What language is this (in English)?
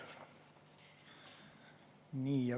Estonian